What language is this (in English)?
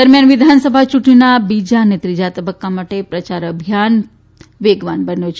Gujarati